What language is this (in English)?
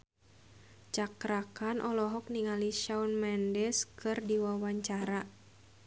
Sundanese